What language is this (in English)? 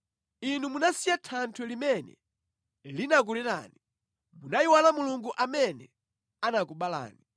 Nyanja